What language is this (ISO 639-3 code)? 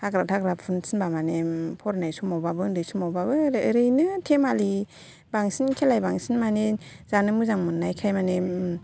brx